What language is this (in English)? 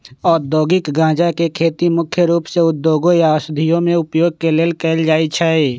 Magahi